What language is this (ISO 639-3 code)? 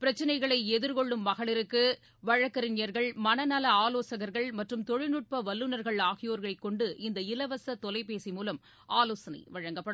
tam